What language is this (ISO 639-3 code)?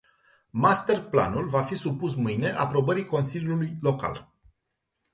ron